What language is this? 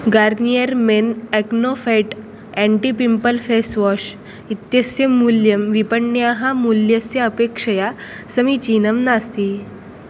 Sanskrit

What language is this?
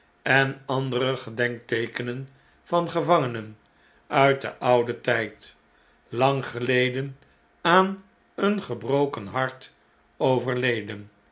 Dutch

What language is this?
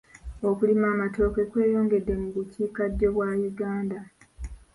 Ganda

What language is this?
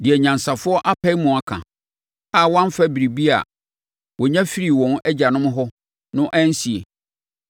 Akan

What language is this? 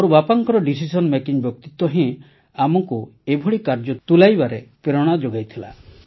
Odia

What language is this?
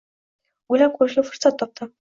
Uzbek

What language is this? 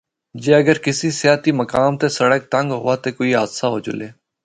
Northern Hindko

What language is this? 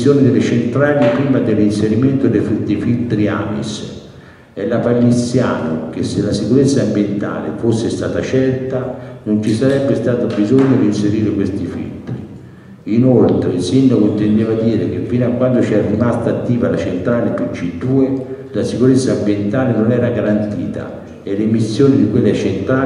Italian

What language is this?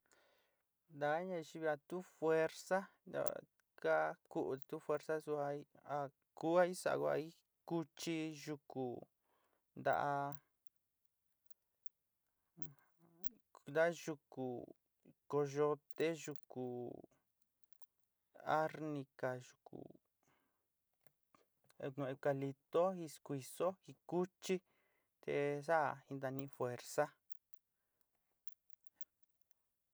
Sinicahua Mixtec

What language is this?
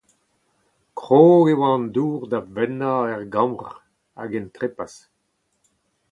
Breton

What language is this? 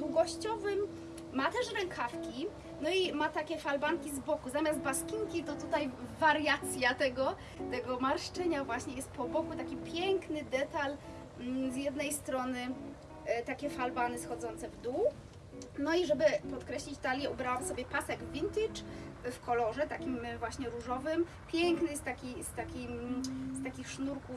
Polish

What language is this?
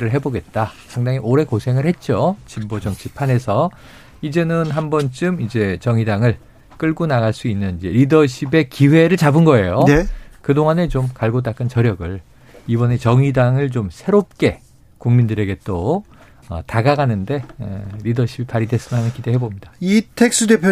Korean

